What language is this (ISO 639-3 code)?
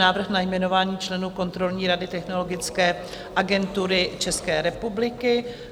ces